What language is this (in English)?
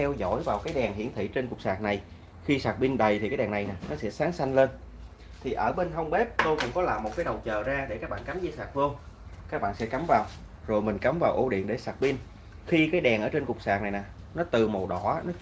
Vietnamese